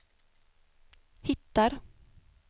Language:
Swedish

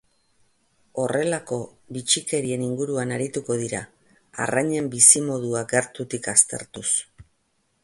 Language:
Basque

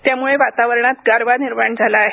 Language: Marathi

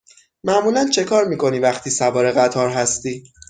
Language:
Persian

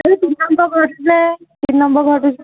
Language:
Assamese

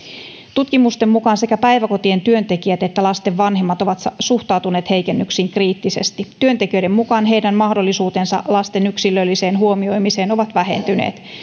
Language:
Finnish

